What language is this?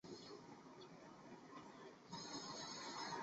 Chinese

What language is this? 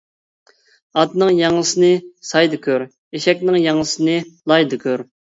Uyghur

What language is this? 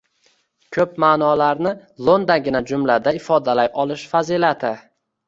Uzbek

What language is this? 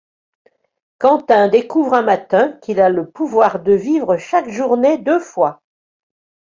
French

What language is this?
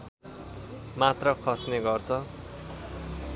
Nepali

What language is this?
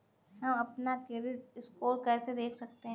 Hindi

